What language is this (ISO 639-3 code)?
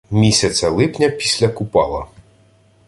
ukr